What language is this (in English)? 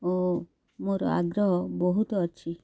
Odia